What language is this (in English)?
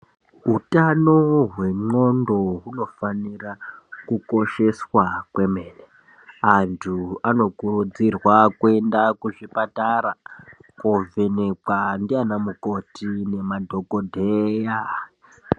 Ndau